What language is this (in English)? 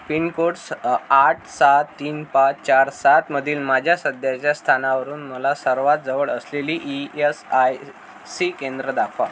Marathi